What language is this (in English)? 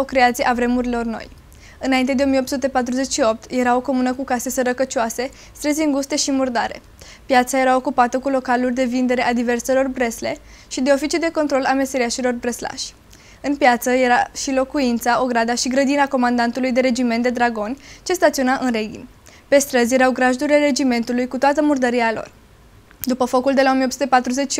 Romanian